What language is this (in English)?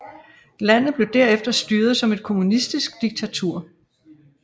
Danish